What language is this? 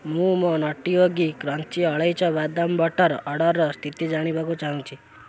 Odia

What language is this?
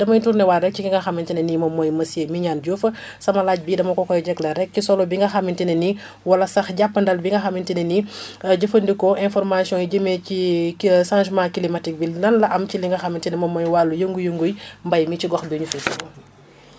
Wolof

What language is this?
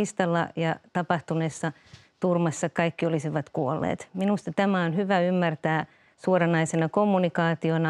Finnish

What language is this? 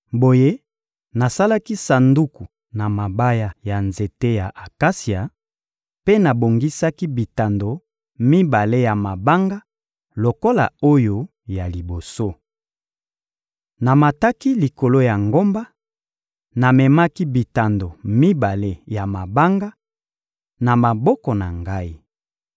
Lingala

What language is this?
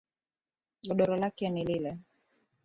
Swahili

